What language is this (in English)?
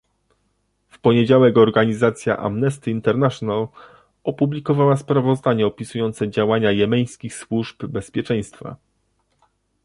Polish